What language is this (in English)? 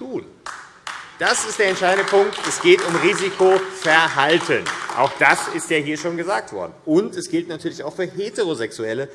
German